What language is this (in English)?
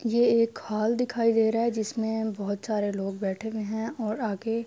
Urdu